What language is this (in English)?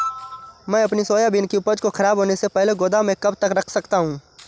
Hindi